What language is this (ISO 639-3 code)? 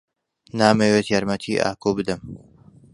ckb